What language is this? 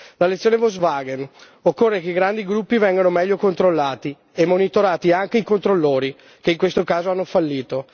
Italian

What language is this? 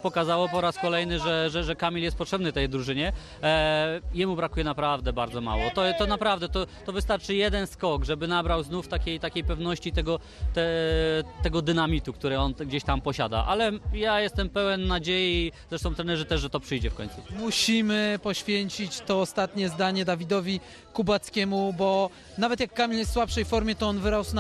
Polish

